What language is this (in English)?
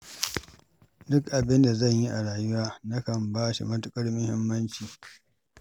Hausa